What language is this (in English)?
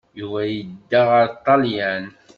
Kabyle